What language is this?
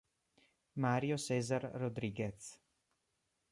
Italian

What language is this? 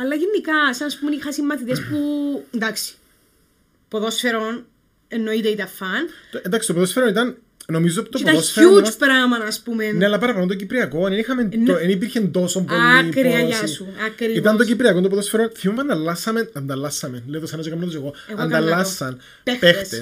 Greek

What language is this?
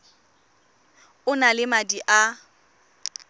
Tswana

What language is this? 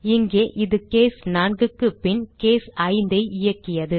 Tamil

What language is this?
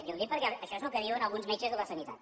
Catalan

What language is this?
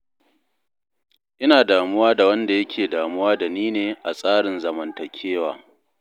Hausa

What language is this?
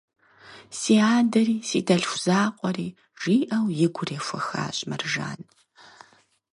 Kabardian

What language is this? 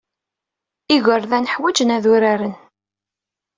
Kabyle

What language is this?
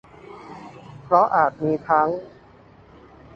Thai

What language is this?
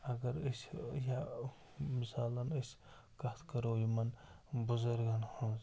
Kashmiri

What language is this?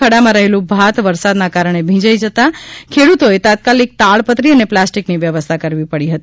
Gujarati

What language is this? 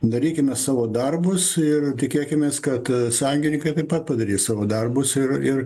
Lithuanian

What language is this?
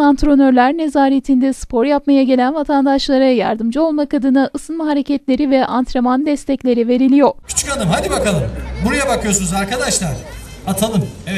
Turkish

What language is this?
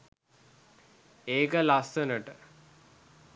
Sinhala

